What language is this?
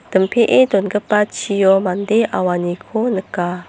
Garo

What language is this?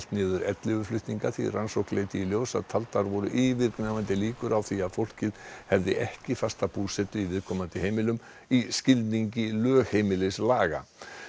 Icelandic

